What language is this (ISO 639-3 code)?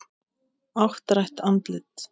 isl